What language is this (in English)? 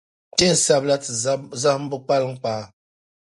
Dagbani